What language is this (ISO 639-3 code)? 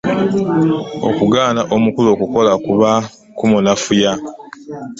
lug